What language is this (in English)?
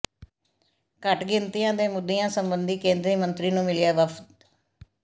Punjabi